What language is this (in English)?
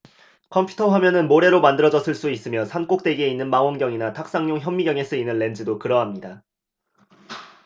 Korean